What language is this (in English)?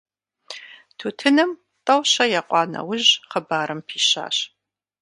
Kabardian